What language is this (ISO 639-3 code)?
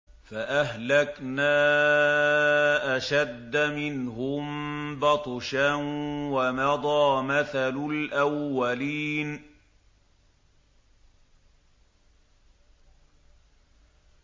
ara